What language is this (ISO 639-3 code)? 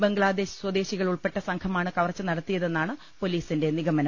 mal